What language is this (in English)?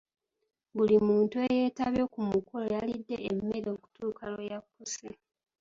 Ganda